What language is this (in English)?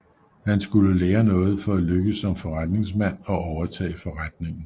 Danish